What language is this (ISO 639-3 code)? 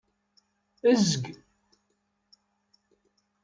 kab